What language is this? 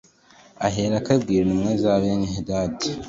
Kinyarwanda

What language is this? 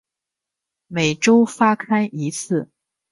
Chinese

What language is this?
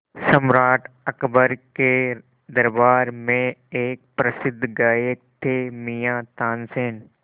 Hindi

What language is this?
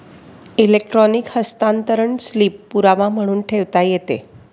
Marathi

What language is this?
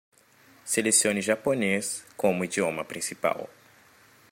Portuguese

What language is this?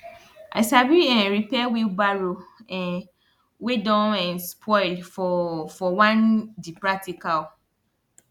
Nigerian Pidgin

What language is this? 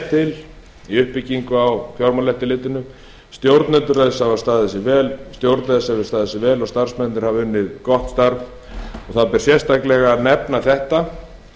Icelandic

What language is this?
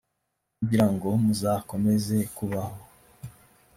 Kinyarwanda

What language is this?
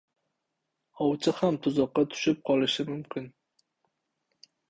Uzbek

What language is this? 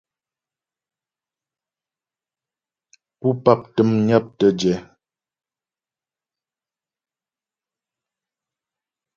Ghomala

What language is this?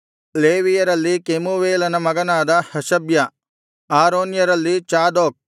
Kannada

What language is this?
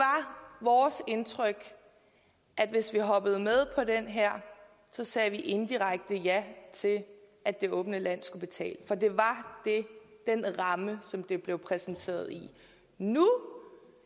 Danish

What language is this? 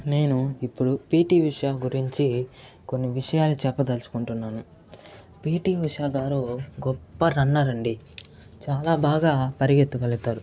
Telugu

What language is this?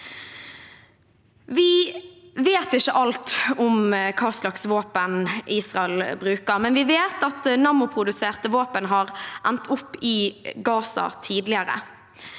Norwegian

